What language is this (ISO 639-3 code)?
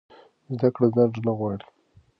pus